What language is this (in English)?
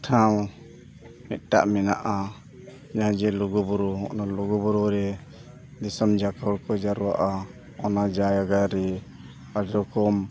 Santali